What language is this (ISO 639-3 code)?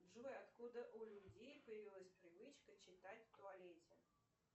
rus